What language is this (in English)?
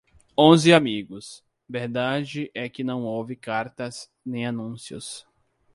Portuguese